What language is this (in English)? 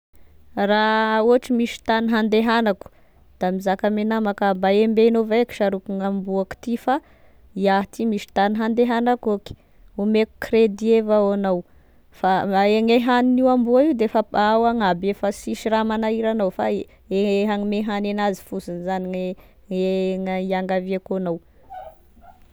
Tesaka Malagasy